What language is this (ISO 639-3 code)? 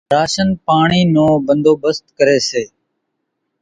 gjk